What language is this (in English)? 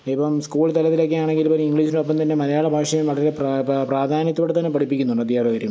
Malayalam